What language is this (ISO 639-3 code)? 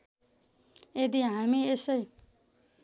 nep